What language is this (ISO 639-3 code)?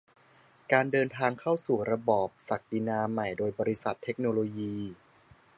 tha